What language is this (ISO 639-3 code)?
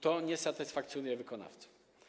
pol